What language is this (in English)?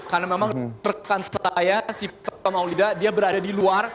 Indonesian